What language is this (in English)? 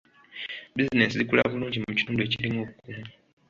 Ganda